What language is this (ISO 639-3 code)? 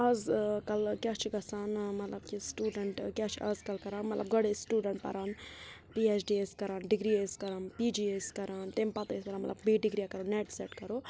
kas